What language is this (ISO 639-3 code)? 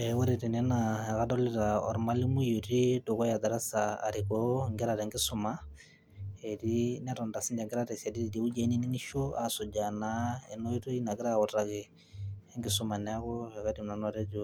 mas